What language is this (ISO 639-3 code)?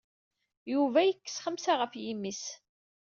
kab